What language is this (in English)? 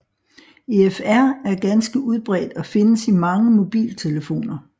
Danish